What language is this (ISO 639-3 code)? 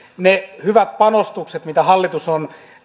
fin